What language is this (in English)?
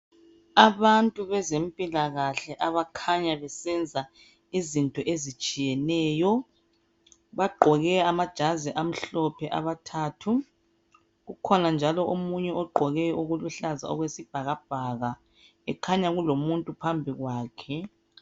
North Ndebele